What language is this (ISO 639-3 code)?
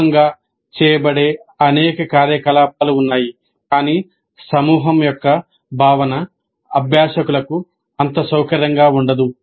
tel